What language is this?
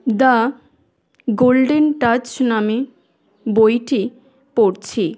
Bangla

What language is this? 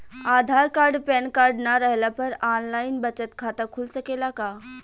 Bhojpuri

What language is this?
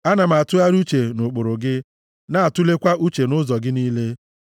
Igbo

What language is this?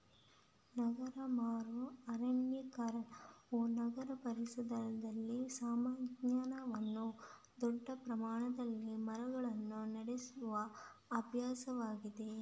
Kannada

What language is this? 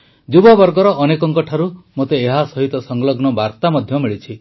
Odia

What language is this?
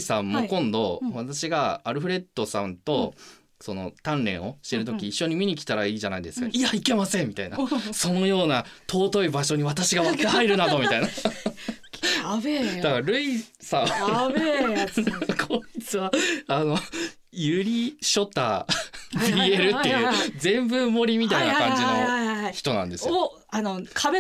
Japanese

